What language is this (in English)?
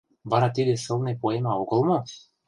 Mari